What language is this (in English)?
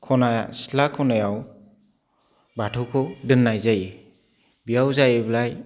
Bodo